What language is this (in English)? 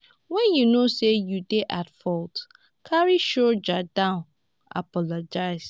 Nigerian Pidgin